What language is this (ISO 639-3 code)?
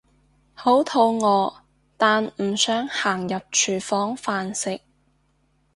yue